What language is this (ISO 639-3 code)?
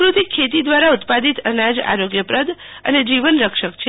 guj